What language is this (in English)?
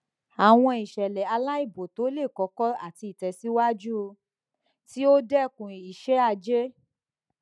Yoruba